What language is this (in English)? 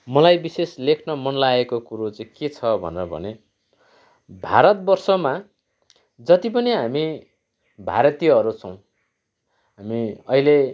Nepali